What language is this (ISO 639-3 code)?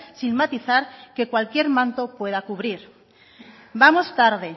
spa